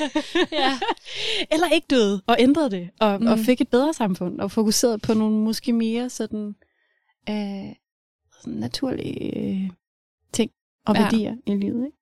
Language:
Danish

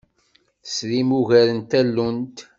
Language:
Kabyle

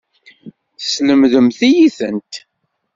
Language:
Kabyle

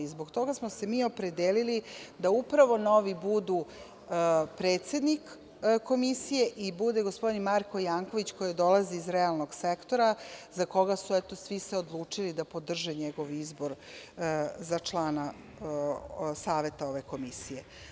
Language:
Serbian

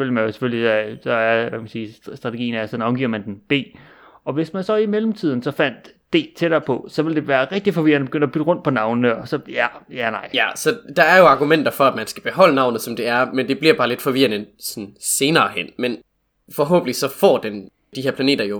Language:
Danish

